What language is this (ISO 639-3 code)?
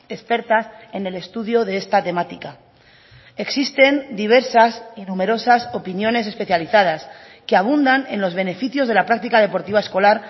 spa